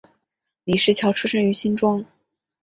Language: Chinese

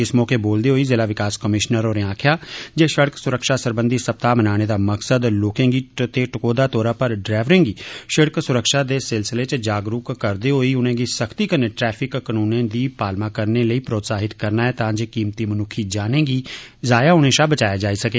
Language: Dogri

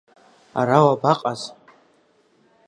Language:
Abkhazian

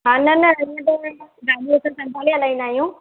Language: Sindhi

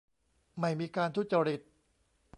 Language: Thai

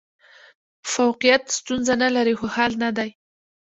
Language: Pashto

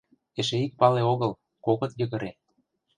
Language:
Mari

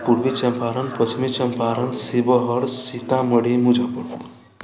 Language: Maithili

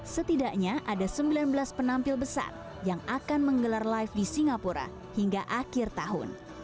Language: Indonesian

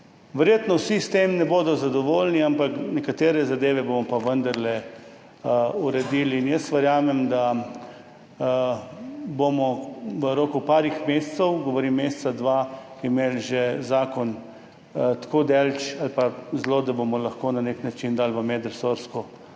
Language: Slovenian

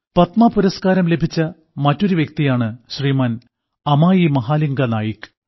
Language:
Malayalam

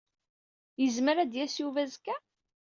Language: Kabyle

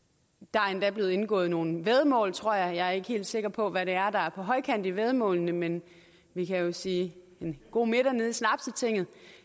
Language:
Danish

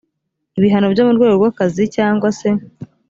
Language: Kinyarwanda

